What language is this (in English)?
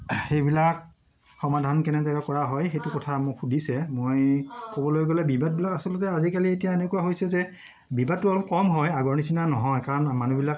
Assamese